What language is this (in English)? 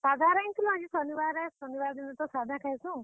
Odia